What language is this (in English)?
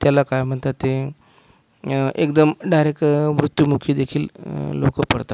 Marathi